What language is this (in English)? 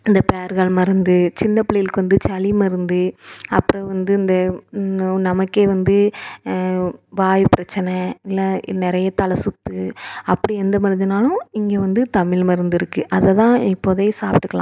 Tamil